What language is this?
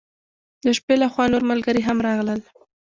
Pashto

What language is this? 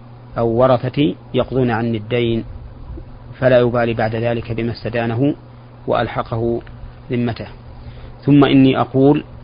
Arabic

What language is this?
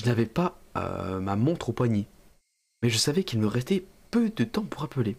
French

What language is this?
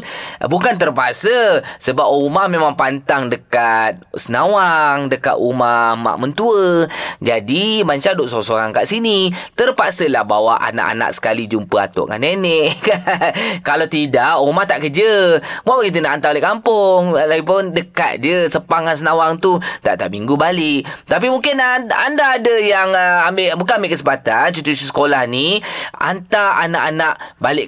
Malay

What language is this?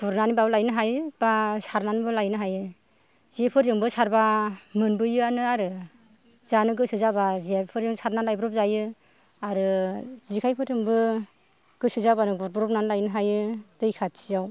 Bodo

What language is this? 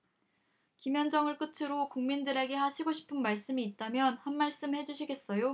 Korean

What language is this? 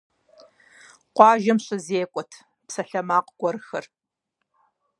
Kabardian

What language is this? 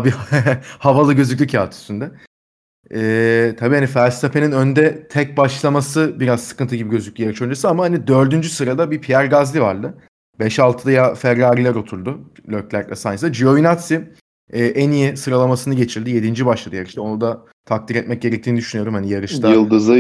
Turkish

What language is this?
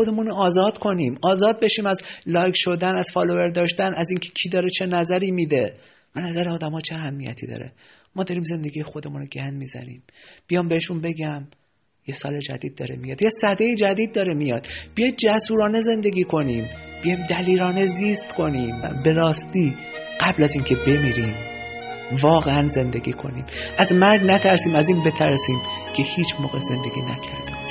Persian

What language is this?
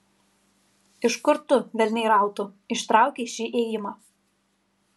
Lithuanian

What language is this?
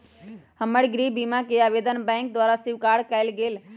Magahi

